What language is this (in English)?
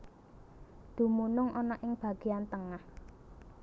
Javanese